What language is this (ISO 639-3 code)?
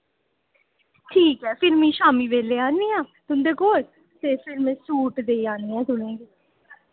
doi